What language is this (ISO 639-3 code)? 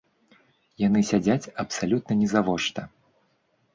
bel